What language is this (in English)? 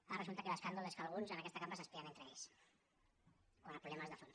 Catalan